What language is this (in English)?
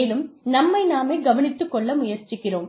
Tamil